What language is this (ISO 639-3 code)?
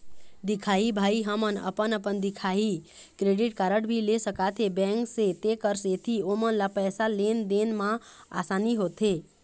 hne